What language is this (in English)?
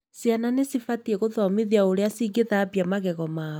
Kikuyu